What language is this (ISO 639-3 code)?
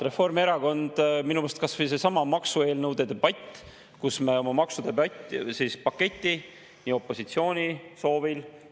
est